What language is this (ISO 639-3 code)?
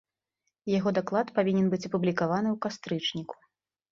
bel